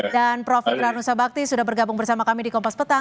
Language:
Indonesian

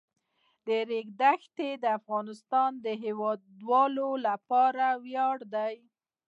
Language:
Pashto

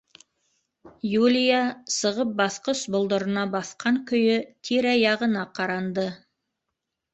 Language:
Bashkir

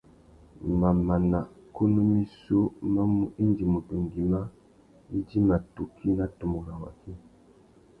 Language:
Tuki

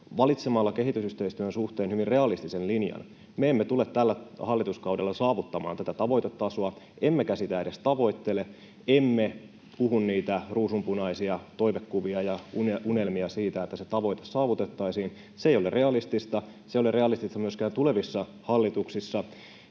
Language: Finnish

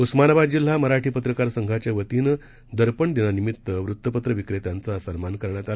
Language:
Marathi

